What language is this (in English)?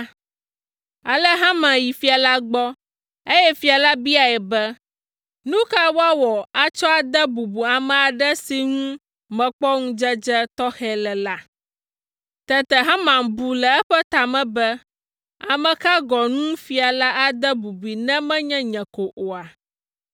Ewe